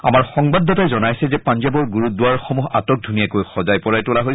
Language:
Assamese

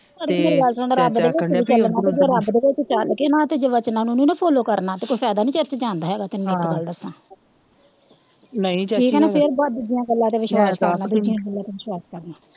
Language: Punjabi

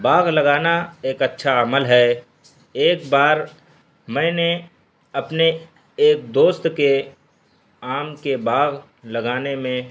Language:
Urdu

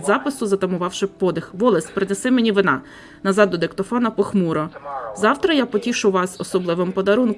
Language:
Ukrainian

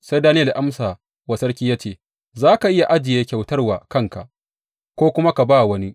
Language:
Hausa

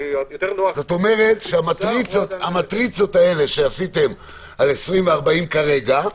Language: Hebrew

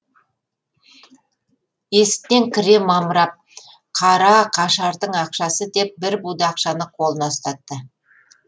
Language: Kazakh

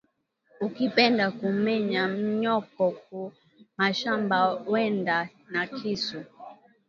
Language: Swahili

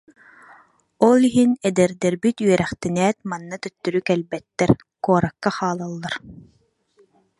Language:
Yakut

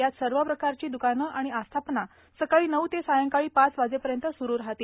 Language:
Marathi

